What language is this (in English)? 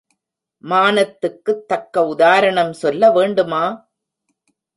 Tamil